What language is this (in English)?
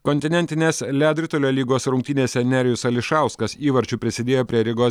Lithuanian